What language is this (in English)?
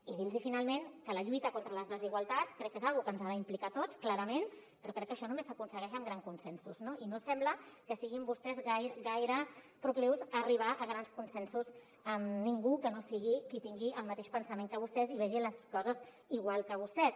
Catalan